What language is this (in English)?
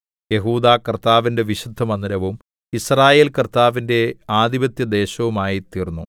Malayalam